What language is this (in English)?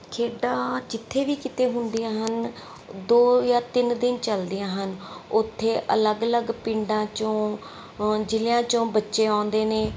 Punjabi